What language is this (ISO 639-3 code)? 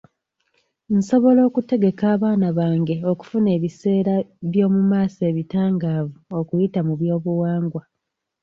lug